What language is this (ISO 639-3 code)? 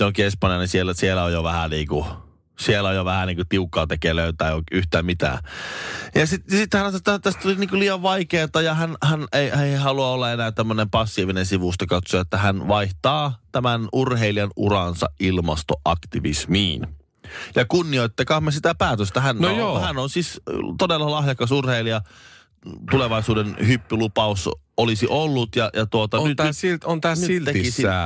fin